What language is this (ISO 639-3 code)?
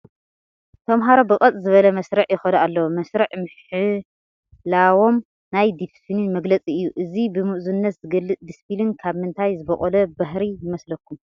tir